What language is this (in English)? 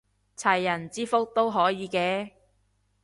Cantonese